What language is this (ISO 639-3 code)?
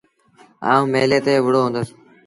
sbn